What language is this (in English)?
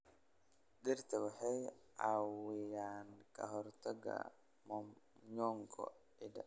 Somali